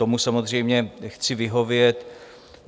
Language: Czech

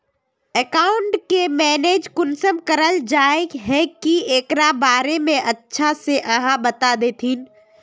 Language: Magahi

